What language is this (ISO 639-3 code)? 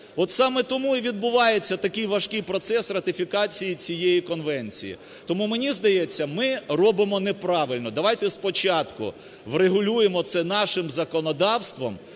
ukr